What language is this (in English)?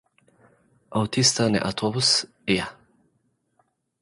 Tigrinya